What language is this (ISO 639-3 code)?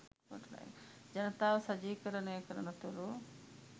sin